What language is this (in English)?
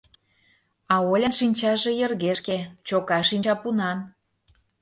Mari